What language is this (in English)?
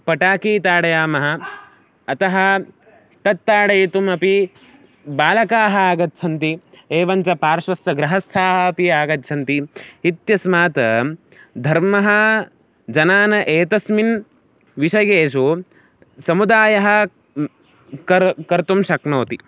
Sanskrit